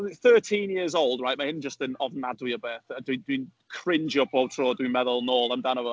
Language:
Welsh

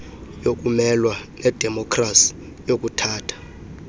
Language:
Xhosa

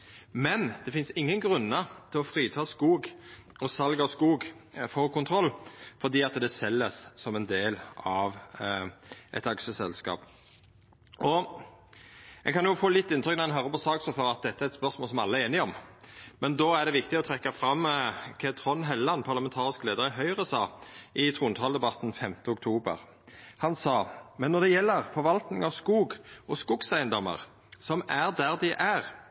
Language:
Norwegian Nynorsk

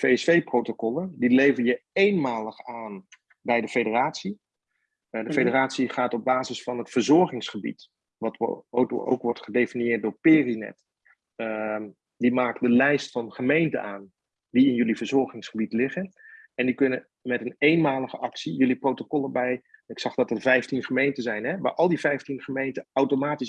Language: Dutch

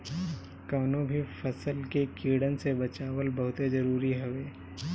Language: Bhojpuri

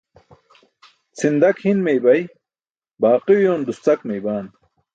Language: Burushaski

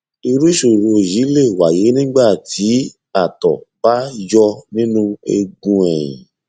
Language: Yoruba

